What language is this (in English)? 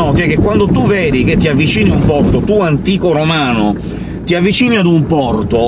Italian